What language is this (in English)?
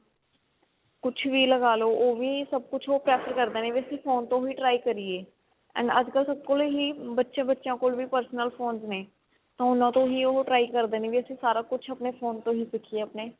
Punjabi